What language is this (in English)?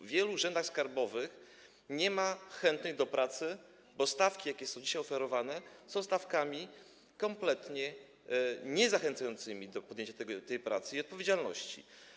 Polish